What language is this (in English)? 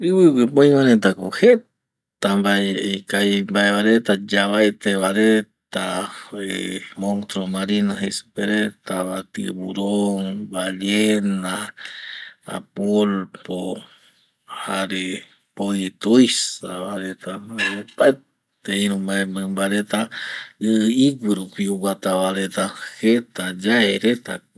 Eastern Bolivian Guaraní